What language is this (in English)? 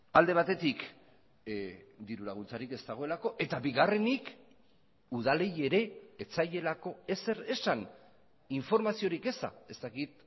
Basque